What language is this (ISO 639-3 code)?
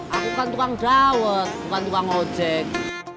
ind